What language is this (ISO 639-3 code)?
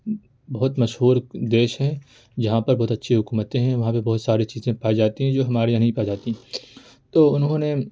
urd